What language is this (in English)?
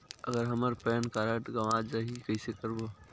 Chhattisgarhi